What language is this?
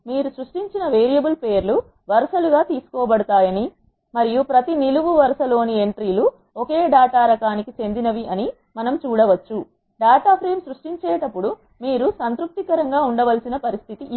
Telugu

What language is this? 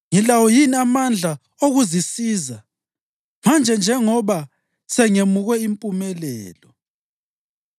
North Ndebele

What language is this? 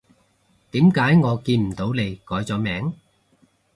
Cantonese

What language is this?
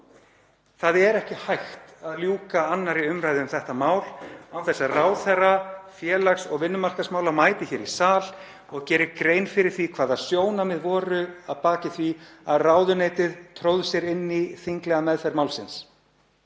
Icelandic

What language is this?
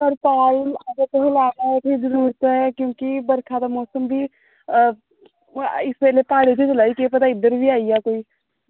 Dogri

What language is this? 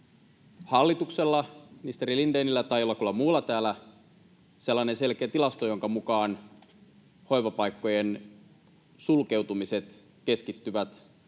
Finnish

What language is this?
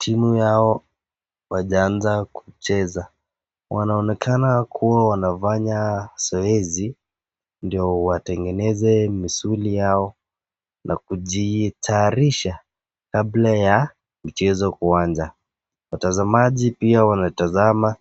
Swahili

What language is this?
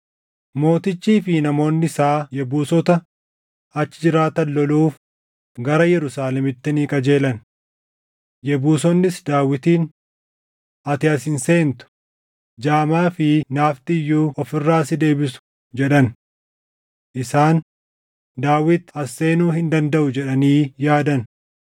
Oromo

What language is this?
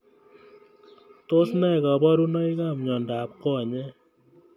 Kalenjin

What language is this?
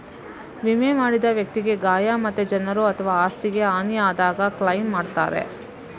Kannada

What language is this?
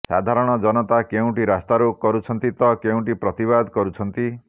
Odia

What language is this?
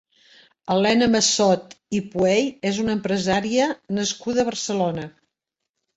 Catalan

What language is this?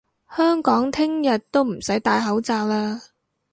Cantonese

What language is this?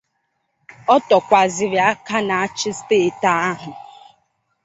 Igbo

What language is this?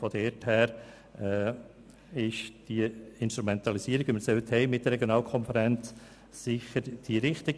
Swiss German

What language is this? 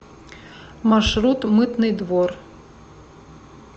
Russian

